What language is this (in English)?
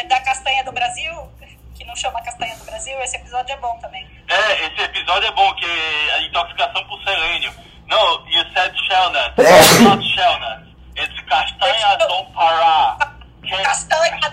Portuguese